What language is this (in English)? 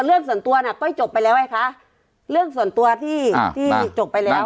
Thai